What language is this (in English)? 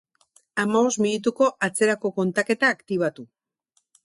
Basque